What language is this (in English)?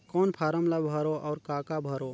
Chhattisgarhi